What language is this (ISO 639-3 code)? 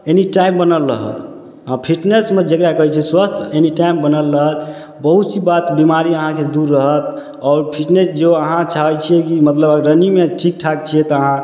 mai